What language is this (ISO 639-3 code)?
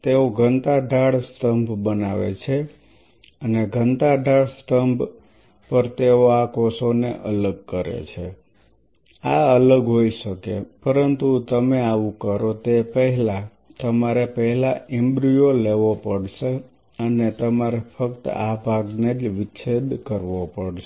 guj